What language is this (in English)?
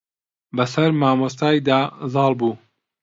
Central Kurdish